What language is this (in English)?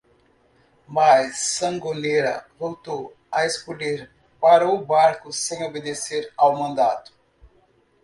Portuguese